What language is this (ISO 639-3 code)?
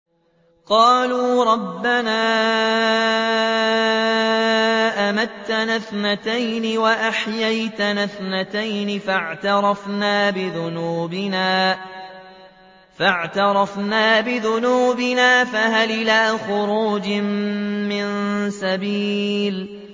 ara